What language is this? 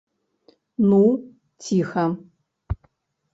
Belarusian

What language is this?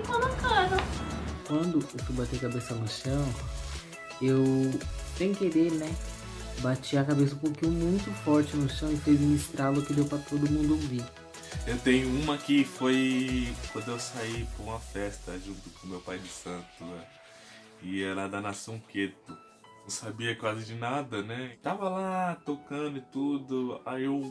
Portuguese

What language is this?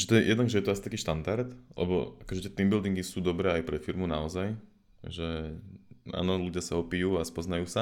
Slovak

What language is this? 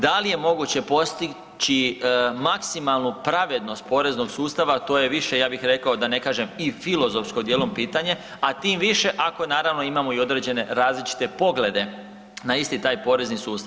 Croatian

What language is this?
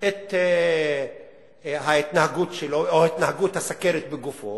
Hebrew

